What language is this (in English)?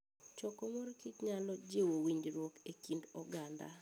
Luo (Kenya and Tanzania)